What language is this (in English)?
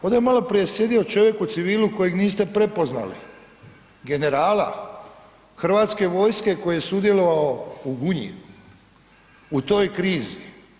Croatian